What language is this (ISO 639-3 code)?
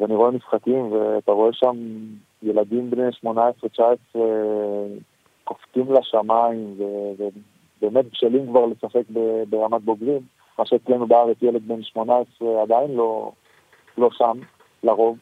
heb